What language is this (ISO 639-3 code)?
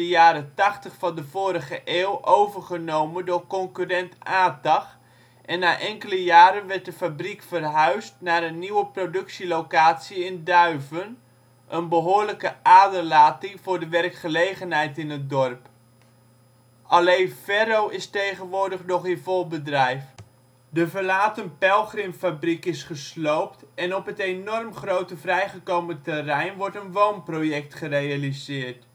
nld